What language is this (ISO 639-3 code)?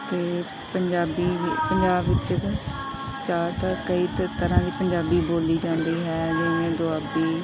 pan